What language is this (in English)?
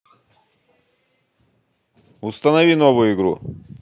Russian